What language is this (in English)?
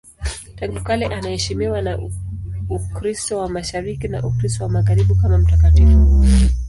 Swahili